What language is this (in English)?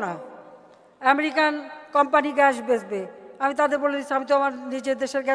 Turkish